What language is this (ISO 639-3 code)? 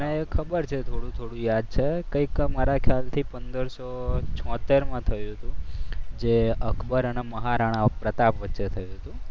guj